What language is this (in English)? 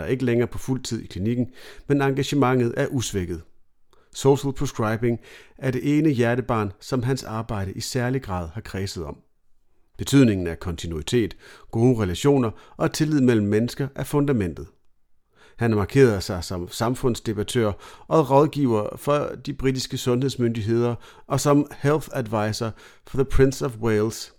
Danish